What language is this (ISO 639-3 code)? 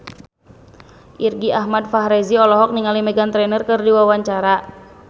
sun